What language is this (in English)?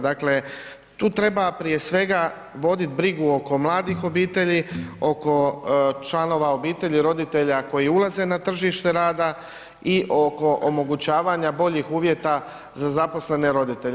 Croatian